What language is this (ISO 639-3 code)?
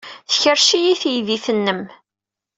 kab